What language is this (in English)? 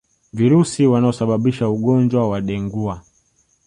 Swahili